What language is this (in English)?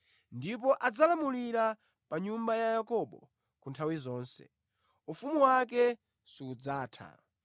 Nyanja